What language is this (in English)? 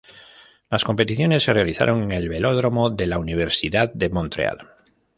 Spanish